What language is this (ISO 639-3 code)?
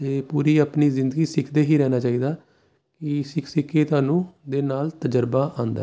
pan